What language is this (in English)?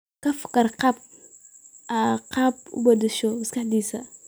Somali